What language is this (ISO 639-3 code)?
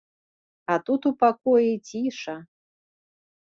bel